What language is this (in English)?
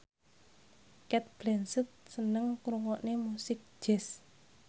Javanese